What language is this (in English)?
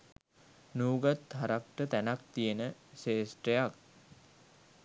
Sinhala